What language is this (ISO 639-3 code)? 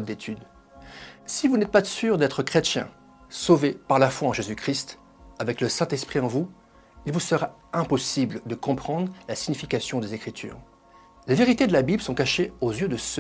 fra